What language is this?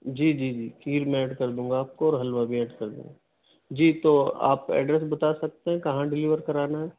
Urdu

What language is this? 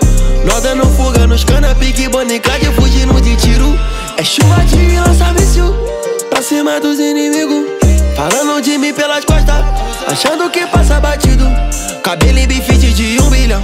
French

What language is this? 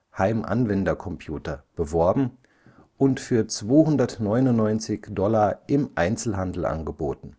German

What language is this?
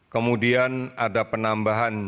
Indonesian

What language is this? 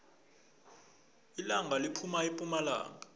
South Ndebele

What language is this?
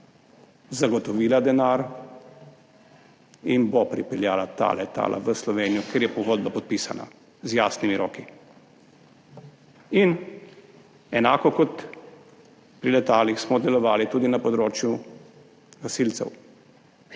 Slovenian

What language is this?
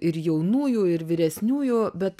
Lithuanian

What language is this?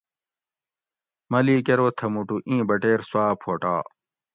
Gawri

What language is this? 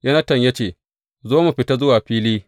Hausa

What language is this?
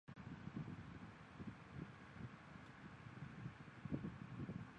Chinese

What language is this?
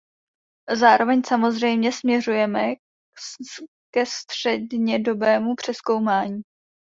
Czech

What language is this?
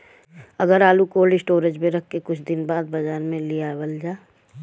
Bhojpuri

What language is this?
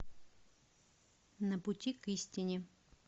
Russian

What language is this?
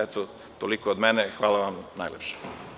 Serbian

